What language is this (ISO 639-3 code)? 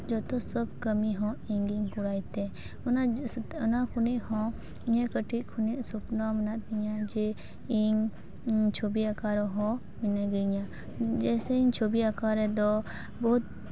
sat